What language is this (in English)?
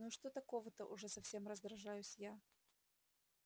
Russian